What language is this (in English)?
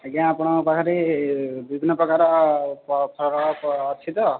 Odia